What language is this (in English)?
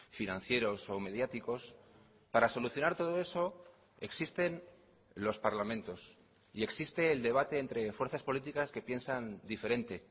Spanish